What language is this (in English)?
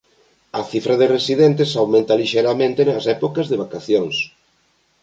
Galician